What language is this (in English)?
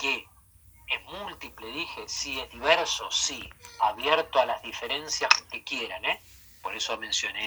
Spanish